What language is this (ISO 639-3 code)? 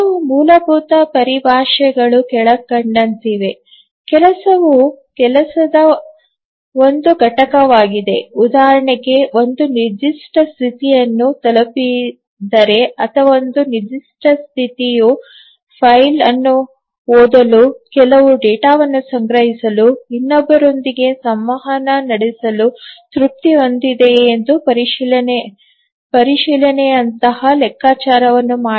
kan